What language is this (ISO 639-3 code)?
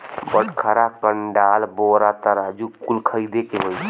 bho